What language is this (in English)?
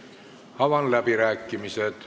Estonian